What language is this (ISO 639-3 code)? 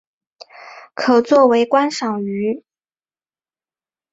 zho